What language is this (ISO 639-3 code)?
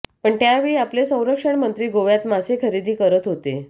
mar